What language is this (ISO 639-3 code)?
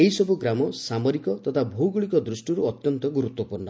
ori